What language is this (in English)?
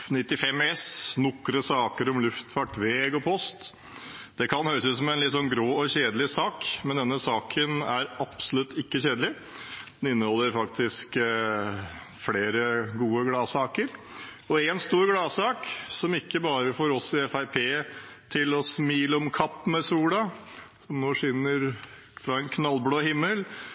Norwegian Bokmål